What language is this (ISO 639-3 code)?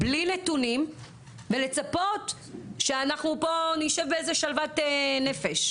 heb